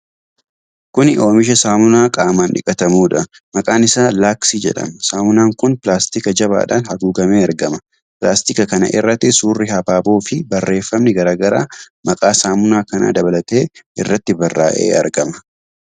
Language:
Oromo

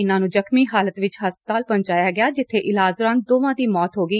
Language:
Punjabi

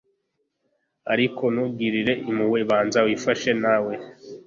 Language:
Kinyarwanda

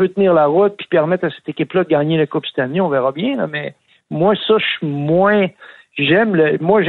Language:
French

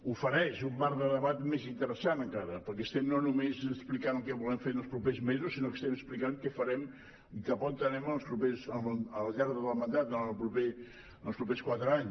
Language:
Catalan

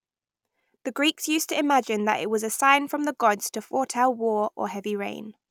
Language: English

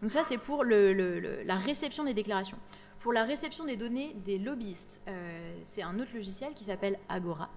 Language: French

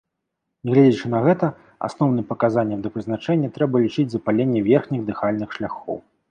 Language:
Belarusian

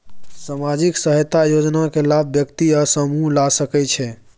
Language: Maithili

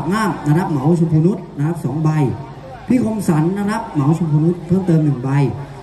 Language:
Thai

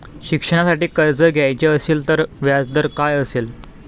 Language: Marathi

